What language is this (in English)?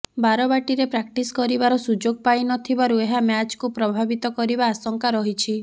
Odia